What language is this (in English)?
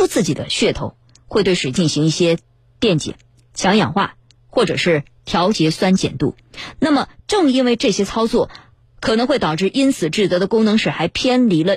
Chinese